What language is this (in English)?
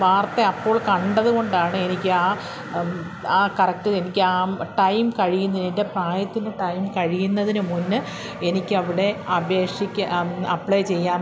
Malayalam